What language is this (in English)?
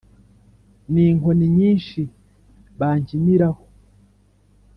Kinyarwanda